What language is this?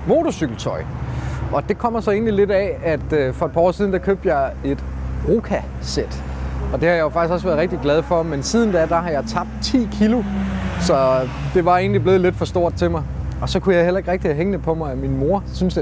Danish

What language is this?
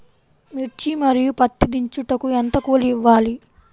Telugu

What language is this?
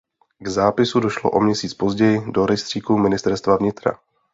Czech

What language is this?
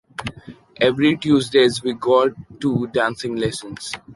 English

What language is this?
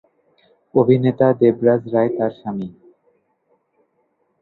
Bangla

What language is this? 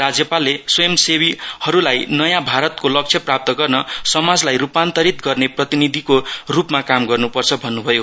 Nepali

